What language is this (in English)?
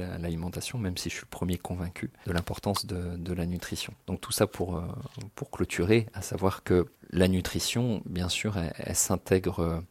French